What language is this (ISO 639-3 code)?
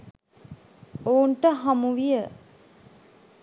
sin